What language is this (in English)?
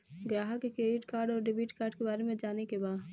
Bhojpuri